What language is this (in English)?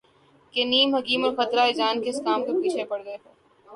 Urdu